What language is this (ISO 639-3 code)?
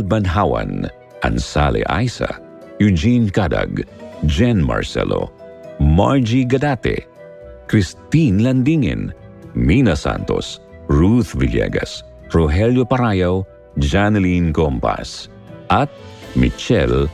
fil